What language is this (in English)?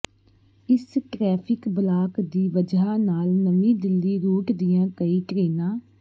Punjabi